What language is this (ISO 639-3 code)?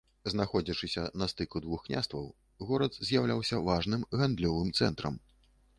bel